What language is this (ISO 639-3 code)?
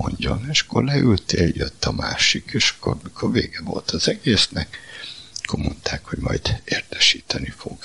hun